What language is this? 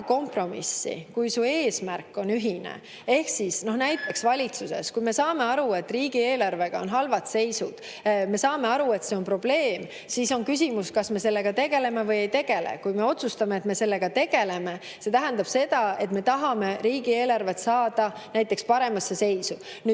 Estonian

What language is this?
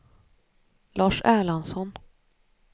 Swedish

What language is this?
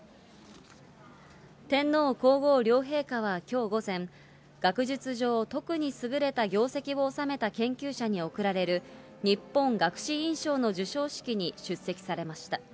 Japanese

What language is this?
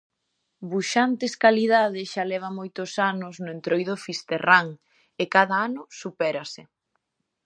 Galician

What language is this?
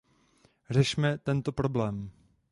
Czech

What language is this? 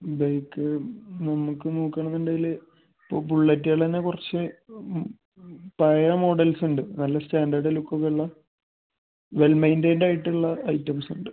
Malayalam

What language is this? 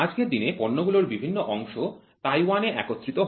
Bangla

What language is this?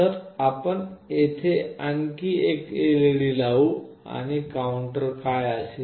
Marathi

